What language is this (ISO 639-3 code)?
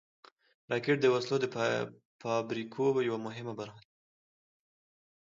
pus